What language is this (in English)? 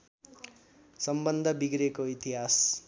Nepali